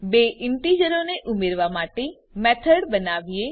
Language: Gujarati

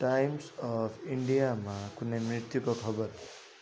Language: Nepali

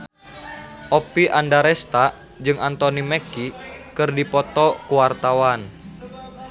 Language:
Sundanese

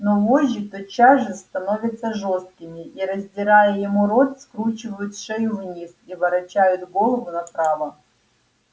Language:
Russian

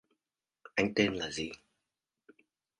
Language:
Vietnamese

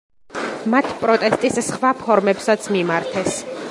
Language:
Georgian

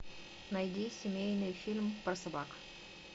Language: Russian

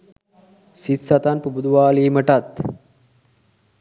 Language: Sinhala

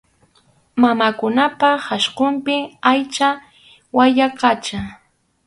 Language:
Arequipa-La Unión Quechua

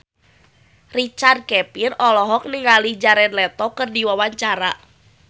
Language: Sundanese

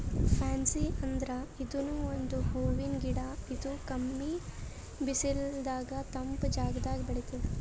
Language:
Kannada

